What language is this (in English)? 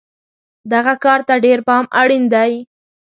Pashto